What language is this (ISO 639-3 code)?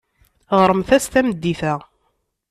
kab